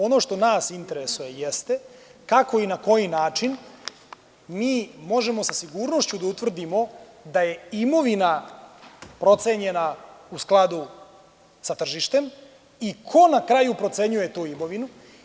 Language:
Serbian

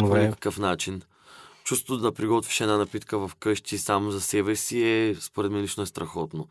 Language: Bulgarian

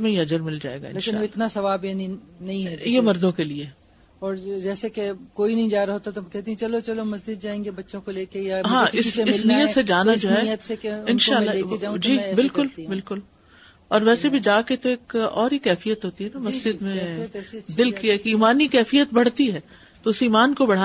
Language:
Urdu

